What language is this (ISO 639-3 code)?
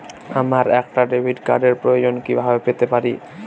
ben